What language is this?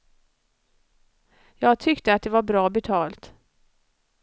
Swedish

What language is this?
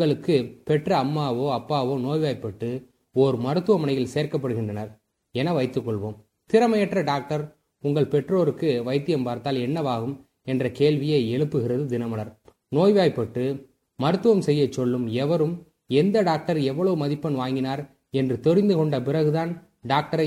Tamil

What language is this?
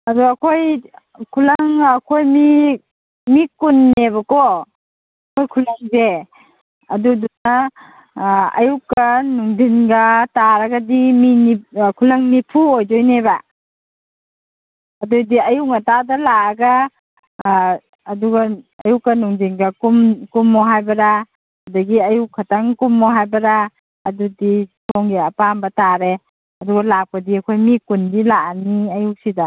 Manipuri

